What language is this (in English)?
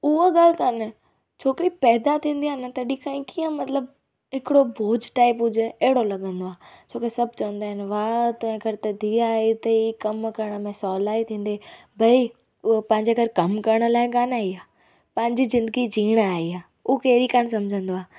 Sindhi